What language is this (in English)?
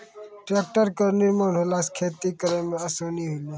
Maithili